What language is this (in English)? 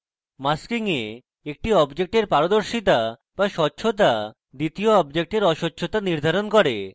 Bangla